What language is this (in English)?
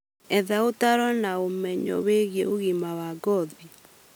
Kikuyu